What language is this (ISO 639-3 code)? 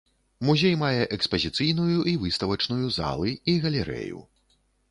bel